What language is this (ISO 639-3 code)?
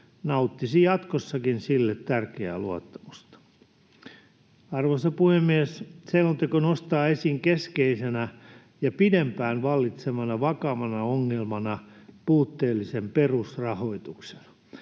fin